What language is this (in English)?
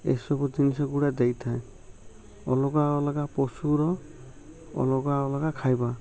Odia